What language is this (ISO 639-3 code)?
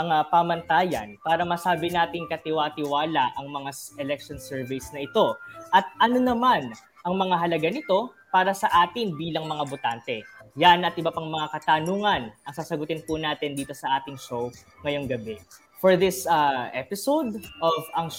fil